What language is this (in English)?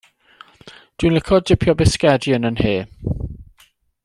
Welsh